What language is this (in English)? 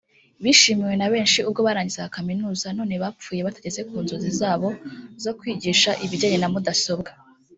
Kinyarwanda